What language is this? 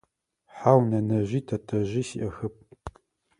Adyghe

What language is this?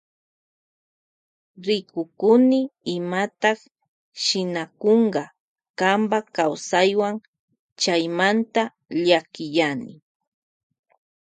Loja Highland Quichua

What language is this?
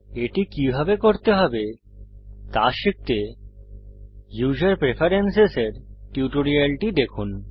Bangla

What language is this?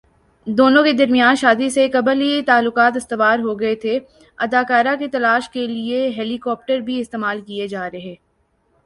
Urdu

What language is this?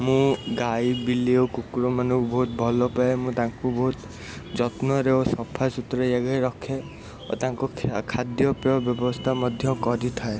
Odia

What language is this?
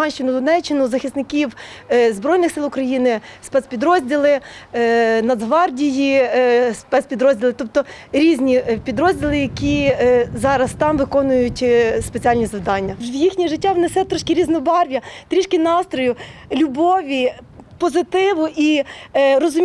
Ukrainian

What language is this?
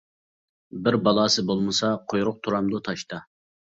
Uyghur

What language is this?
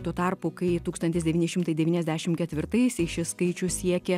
Lithuanian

